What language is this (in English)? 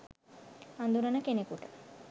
Sinhala